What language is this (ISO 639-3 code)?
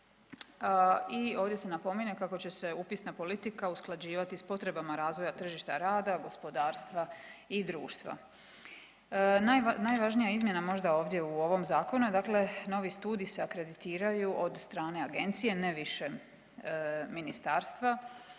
hrv